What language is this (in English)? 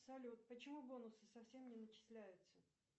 Russian